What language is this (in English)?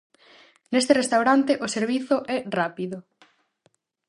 Galician